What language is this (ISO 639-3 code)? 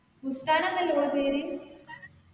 mal